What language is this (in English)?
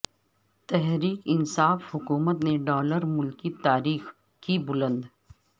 Urdu